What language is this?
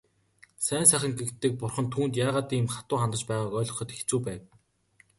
Mongolian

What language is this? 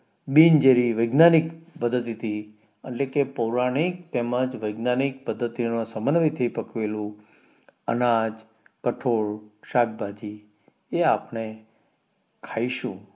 Gujarati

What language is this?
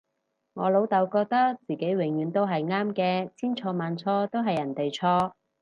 Cantonese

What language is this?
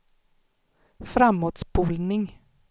Swedish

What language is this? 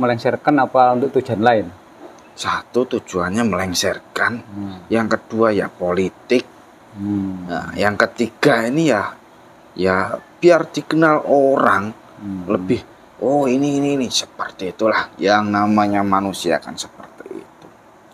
Indonesian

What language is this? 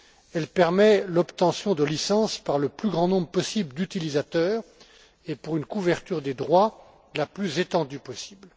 French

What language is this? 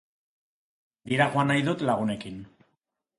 Basque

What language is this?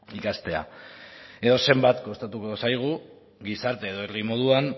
Basque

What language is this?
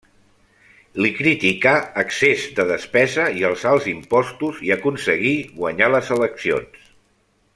Catalan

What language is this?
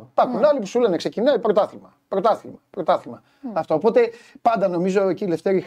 Greek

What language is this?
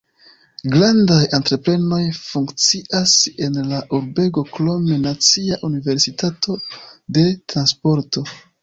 Esperanto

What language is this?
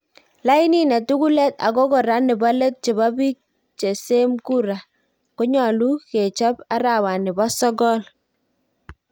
Kalenjin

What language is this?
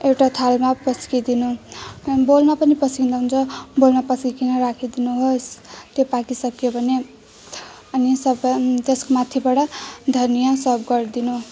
Nepali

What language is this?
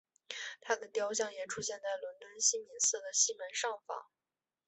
Chinese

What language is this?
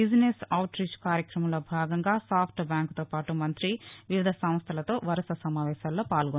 Telugu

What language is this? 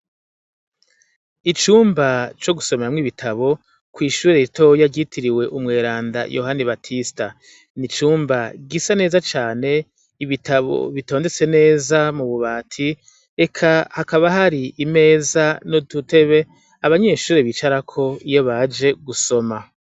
Rundi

